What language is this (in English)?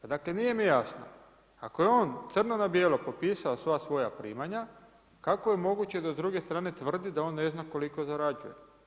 Croatian